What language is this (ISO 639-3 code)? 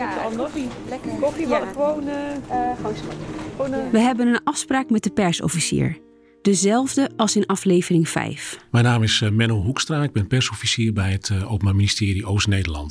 nld